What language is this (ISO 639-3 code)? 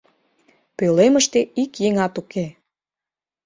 chm